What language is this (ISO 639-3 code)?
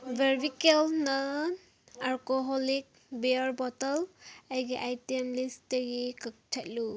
mni